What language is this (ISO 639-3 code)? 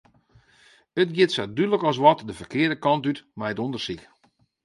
fry